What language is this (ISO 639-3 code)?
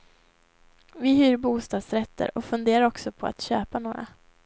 swe